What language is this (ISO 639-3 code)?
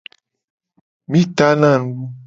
gej